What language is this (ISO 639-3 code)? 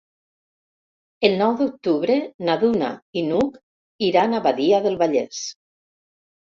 cat